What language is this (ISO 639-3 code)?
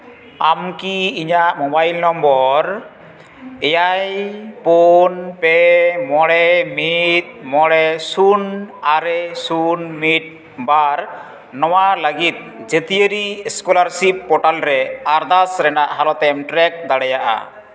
sat